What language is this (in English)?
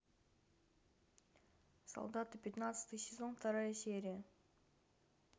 Russian